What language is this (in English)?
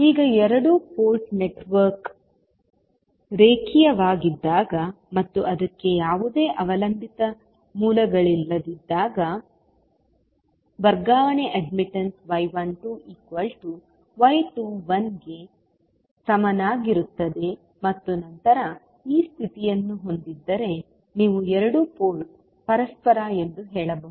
Kannada